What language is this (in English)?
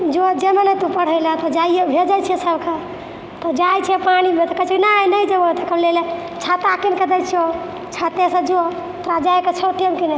Maithili